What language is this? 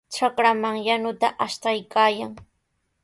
Sihuas Ancash Quechua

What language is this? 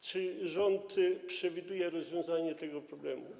Polish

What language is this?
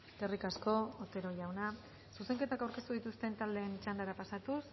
Basque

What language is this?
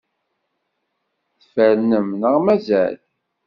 Kabyle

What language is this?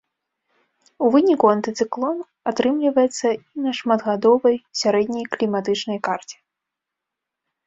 Belarusian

